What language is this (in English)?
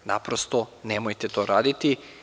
Serbian